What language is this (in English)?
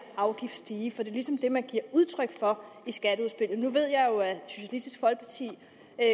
Danish